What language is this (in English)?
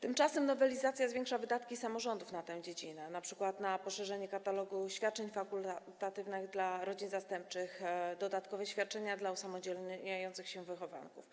Polish